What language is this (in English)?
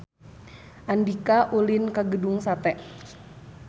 Sundanese